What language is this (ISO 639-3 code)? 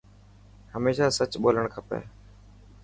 mki